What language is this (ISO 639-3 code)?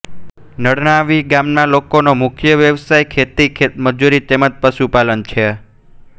guj